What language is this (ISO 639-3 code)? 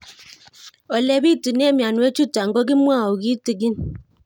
kln